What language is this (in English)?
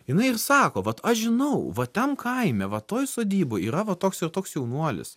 Lithuanian